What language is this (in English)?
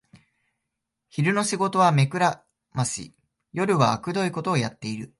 Japanese